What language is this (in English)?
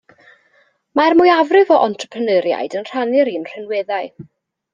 Welsh